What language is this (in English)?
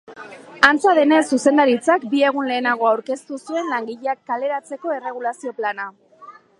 Basque